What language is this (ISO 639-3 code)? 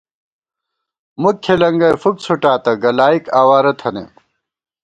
gwt